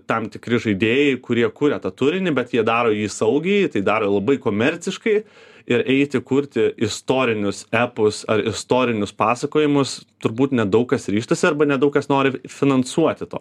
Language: Lithuanian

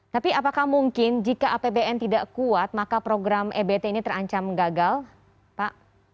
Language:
Indonesian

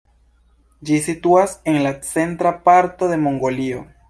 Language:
Esperanto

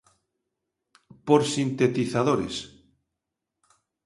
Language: Galician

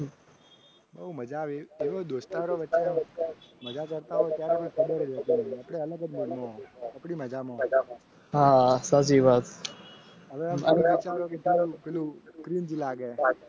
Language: Gujarati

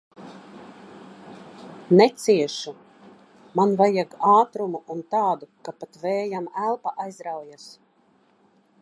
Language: Latvian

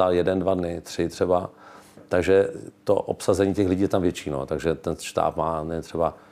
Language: Czech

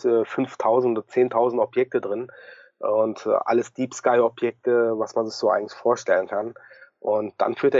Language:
German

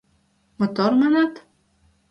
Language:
Mari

